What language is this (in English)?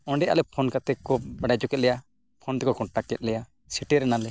Santali